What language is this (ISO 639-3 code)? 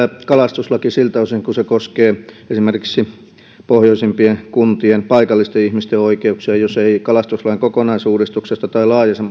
fin